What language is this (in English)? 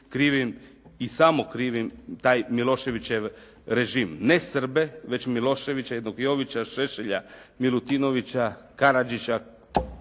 Croatian